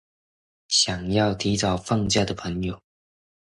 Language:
Chinese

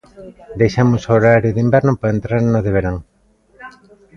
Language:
Galician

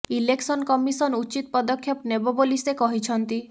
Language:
Odia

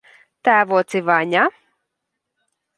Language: Latvian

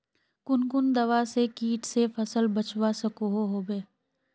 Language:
Magahi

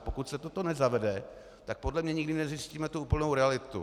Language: Czech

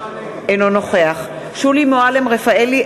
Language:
Hebrew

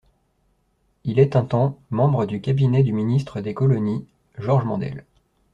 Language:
French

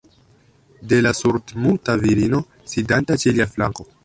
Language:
Esperanto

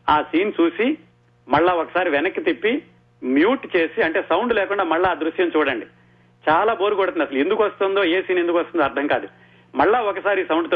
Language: Telugu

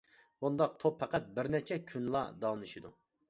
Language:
Uyghur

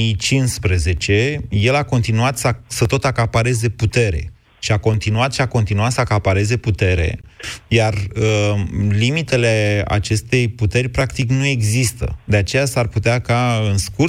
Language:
Romanian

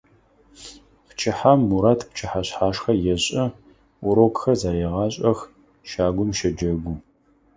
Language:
Adyghe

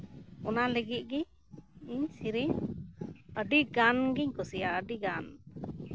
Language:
Santali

